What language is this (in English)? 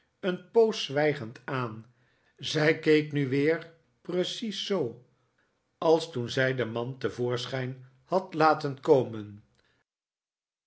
Dutch